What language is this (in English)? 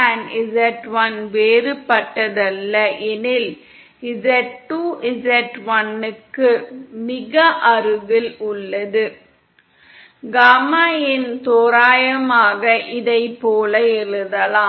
Tamil